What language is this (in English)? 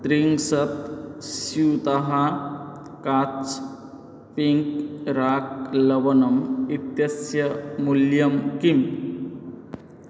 Sanskrit